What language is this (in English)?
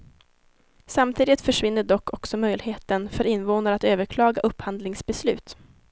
Swedish